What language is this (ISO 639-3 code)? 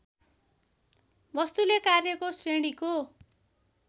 nep